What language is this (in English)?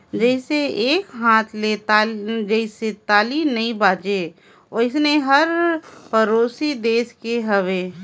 Chhattisgarhi